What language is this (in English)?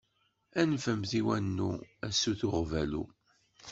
Kabyle